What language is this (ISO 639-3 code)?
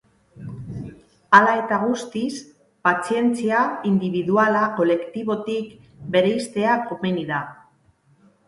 eus